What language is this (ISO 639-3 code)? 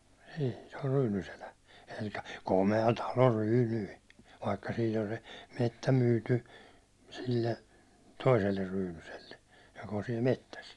fin